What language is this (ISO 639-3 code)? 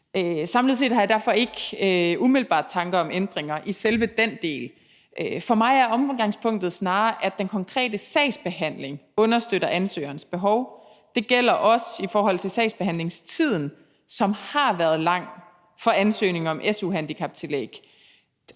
dan